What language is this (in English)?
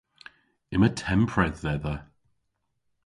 Cornish